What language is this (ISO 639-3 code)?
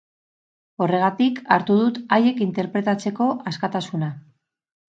eus